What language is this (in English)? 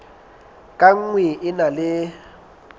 Southern Sotho